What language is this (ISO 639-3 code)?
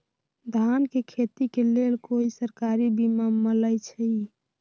mag